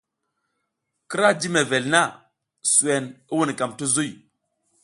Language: South Giziga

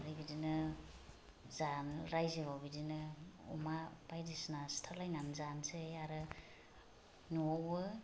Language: Bodo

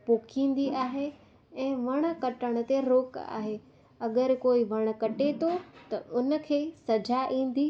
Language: Sindhi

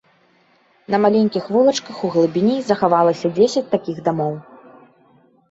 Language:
Belarusian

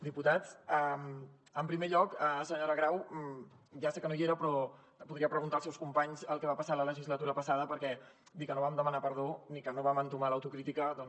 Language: Catalan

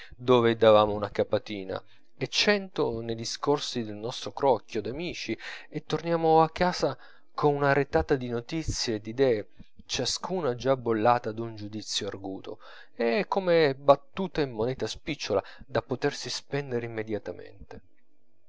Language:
Italian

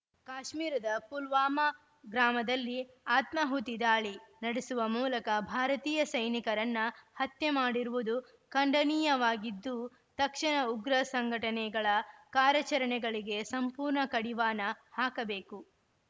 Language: Kannada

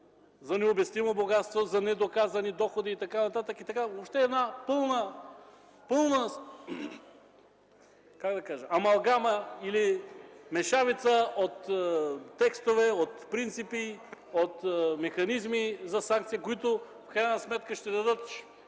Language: Bulgarian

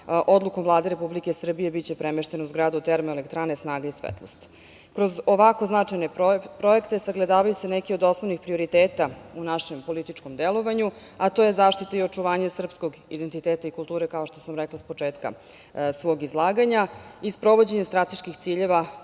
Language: Serbian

